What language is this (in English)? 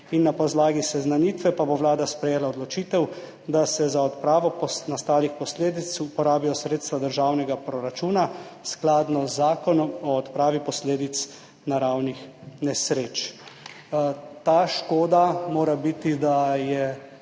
Slovenian